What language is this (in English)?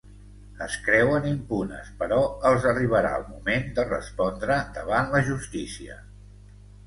Catalan